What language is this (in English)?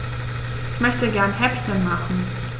German